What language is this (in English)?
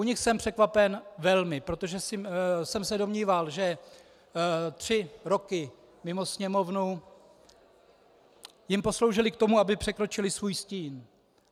Czech